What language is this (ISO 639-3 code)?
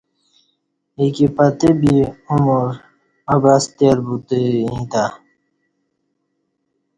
bsh